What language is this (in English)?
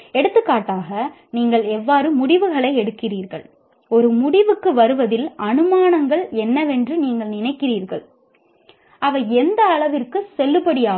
Tamil